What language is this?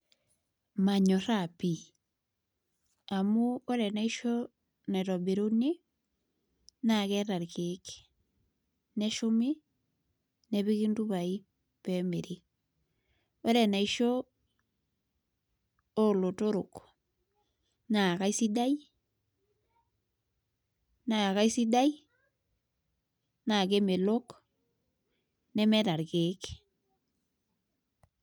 Masai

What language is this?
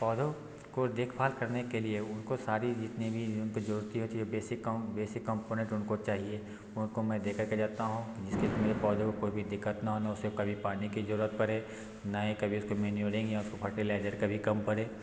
Hindi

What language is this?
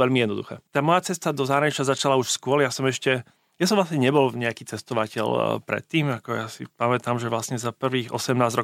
Slovak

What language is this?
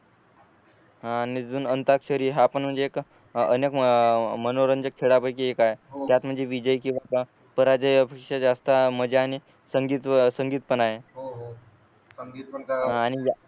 Marathi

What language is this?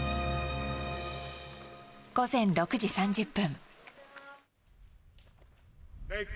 Japanese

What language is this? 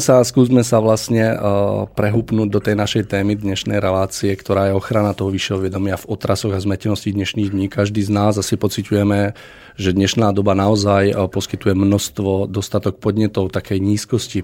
Slovak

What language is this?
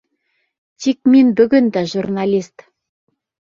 Bashkir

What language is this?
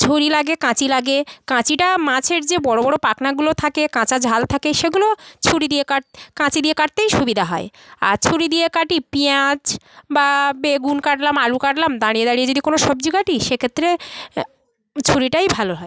Bangla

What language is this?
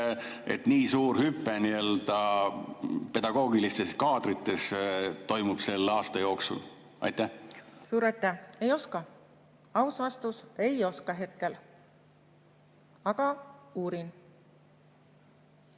Estonian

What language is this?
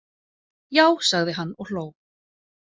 Icelandic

